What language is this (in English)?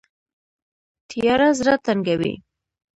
Pashto